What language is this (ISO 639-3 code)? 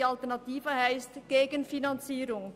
gsw